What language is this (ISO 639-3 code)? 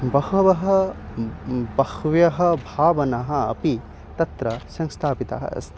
san